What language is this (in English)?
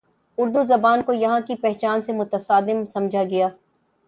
Urdu